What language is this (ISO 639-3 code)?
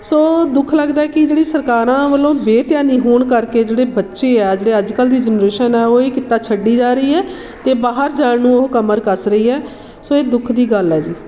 pan